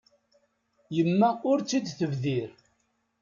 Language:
Kabyle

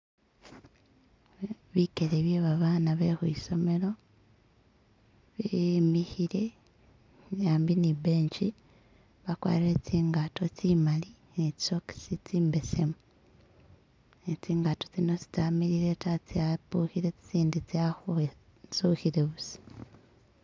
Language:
Masaaba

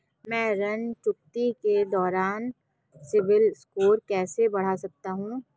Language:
Hindi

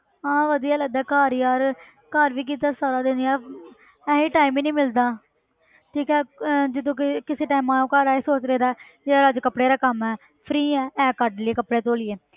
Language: Punjabi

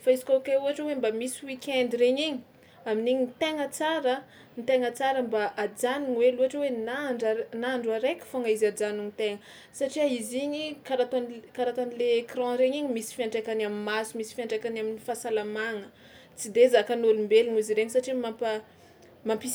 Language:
Tsimihety Malagasy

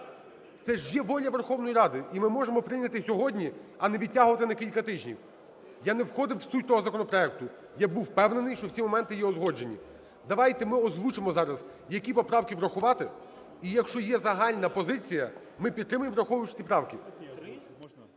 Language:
Ukrainian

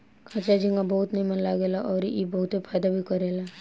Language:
Bhojpuri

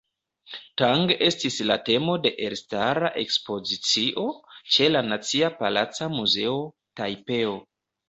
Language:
Esperanto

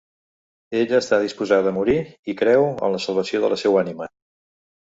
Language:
Catalan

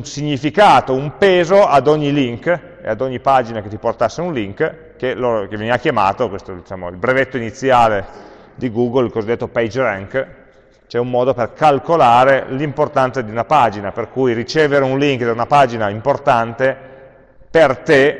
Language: Italian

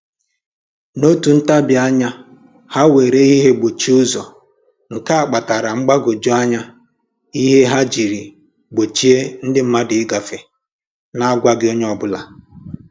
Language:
Igbo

